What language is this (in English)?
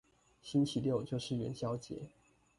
Chinese